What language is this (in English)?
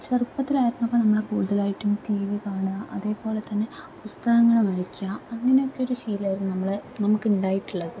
Malayalam